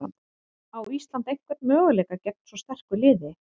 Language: Icelandic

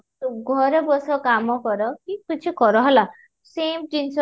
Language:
Odia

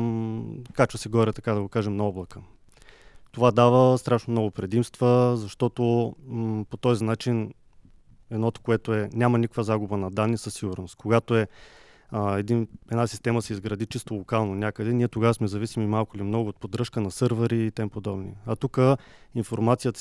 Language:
Bulgarian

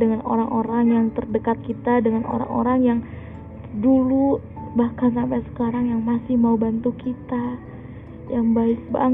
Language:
Indonesian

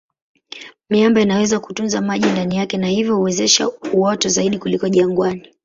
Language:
Swahili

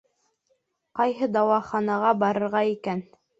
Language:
Bashkir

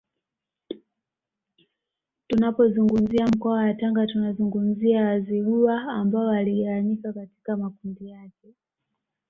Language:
Swahili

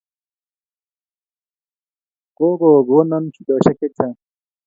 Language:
Kalenjin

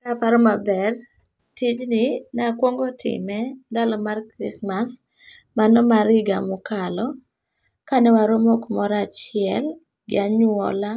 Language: Luo (Kenya and Tanzania)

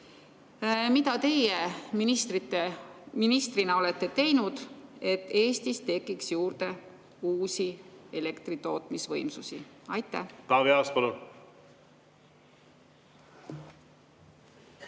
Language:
Estonian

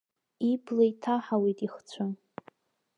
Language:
Abkhazian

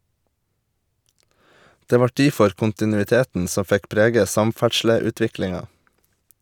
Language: Norwegian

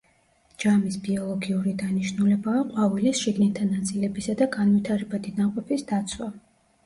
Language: Georgian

